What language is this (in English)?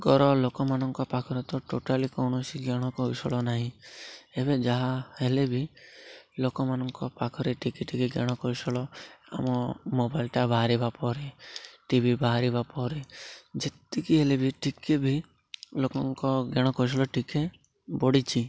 Odia